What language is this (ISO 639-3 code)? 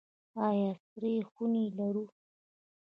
pus